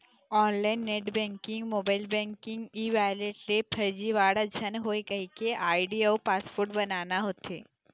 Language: Chhattisgarhi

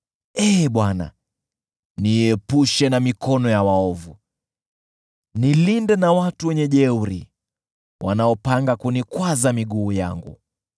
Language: Swahili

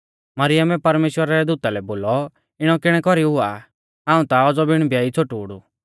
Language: Mahasu Pahari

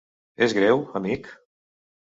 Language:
Catalan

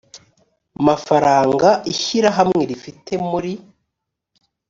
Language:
Kinyarwanda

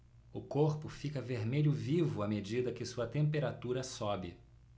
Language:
Portuguese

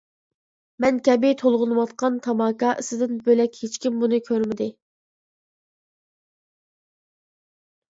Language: Uyghur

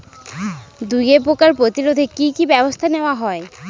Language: Bangla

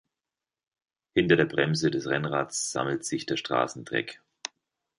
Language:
German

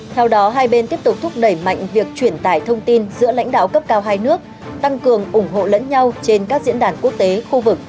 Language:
Vietnamese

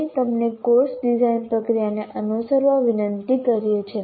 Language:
Gujarati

